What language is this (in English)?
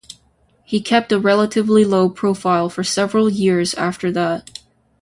English